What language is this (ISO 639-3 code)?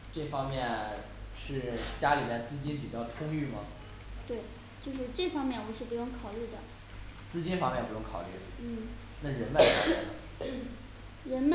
zho